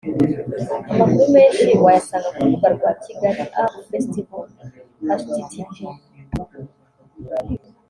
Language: Kinyarwanda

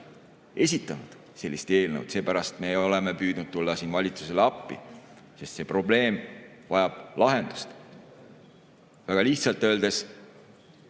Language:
Estonian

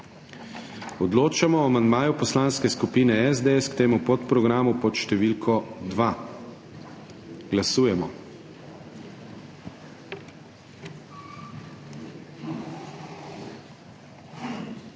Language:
Slovenian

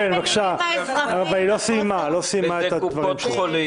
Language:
Hebrew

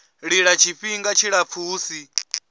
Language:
Venda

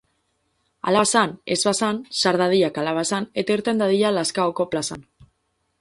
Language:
Basque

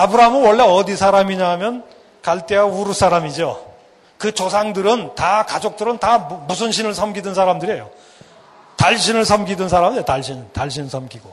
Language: Korean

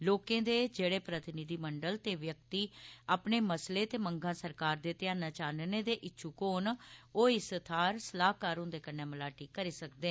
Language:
Dogri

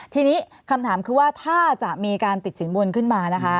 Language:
Thai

